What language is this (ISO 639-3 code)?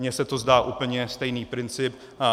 ces